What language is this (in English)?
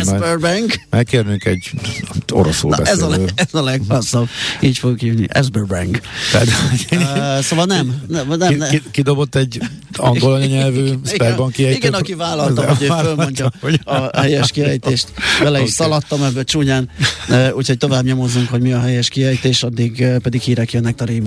Hungarian